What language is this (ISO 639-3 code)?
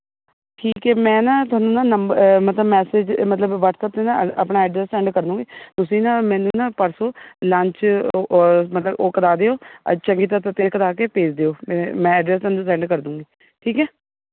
pan